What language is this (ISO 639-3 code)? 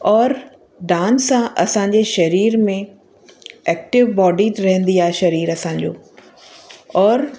snd